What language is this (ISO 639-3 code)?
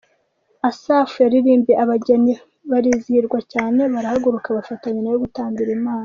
kin